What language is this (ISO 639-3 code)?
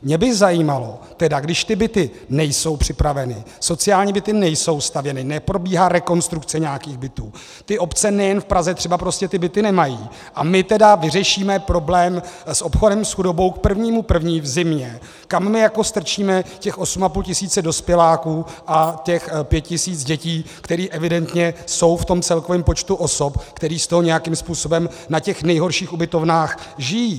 ces